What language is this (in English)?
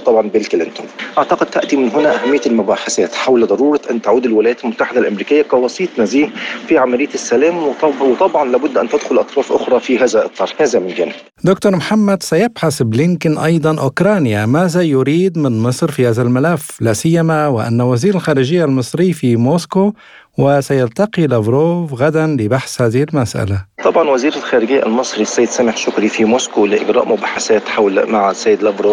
Arabic